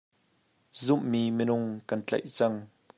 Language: Hakha Chin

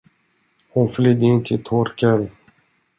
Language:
Swedish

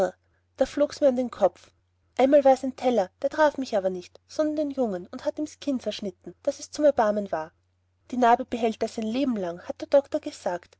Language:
German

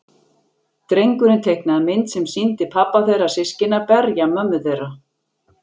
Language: Icelandic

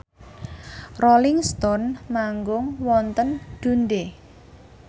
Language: Javanese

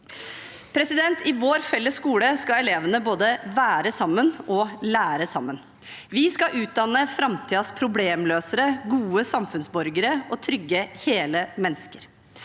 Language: Norwegian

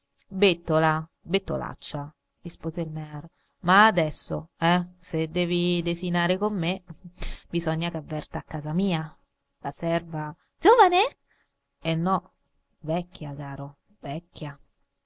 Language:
Italian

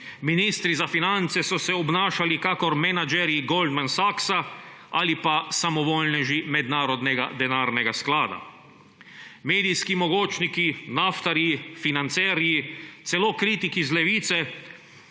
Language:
Slovenian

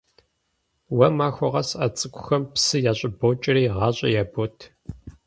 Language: Kabardian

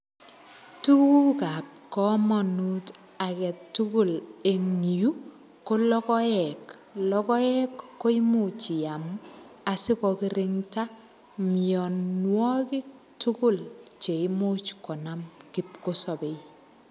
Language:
Kalenjin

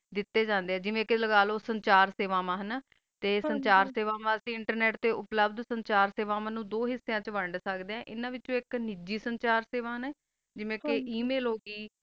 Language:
Punjabi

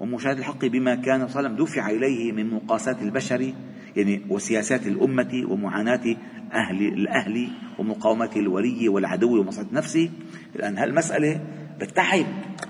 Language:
Arabic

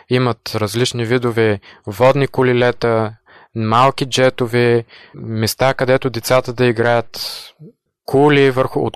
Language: Bulgarian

